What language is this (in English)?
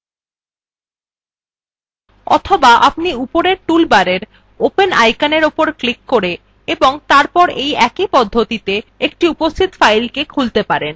Bangla